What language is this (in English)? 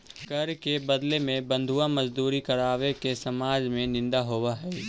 Magahi